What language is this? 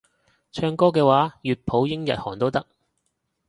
Cantonese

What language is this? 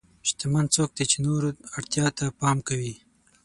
Pashto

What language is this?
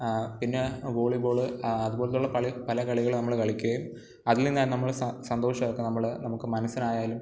Malayalam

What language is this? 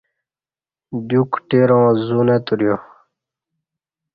Kati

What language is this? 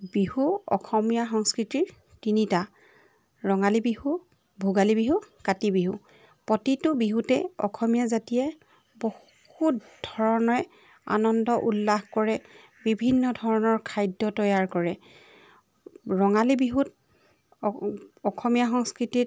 Assamese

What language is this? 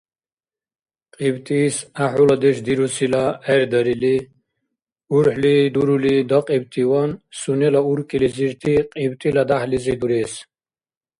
Dargwa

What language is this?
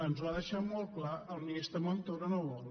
Catalan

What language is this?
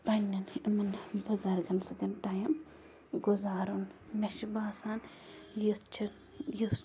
Kashmiri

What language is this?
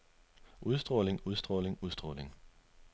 Danish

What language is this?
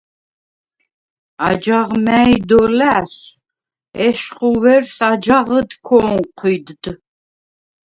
Svan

